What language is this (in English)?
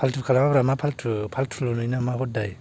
Bodo